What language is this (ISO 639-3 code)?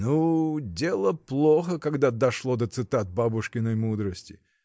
rus